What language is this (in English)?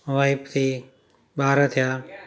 Sindhi